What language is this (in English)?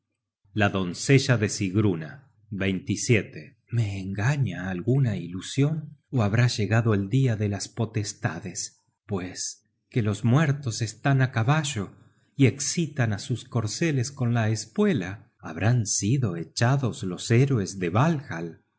Spanish